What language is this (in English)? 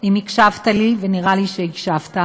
Hebrew